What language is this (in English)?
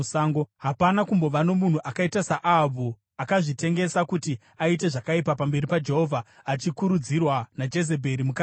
Shona